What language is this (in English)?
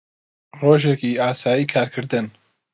Central Kurdish